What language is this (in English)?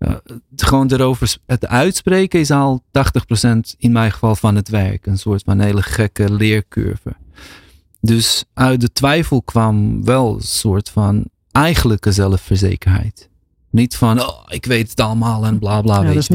Dutch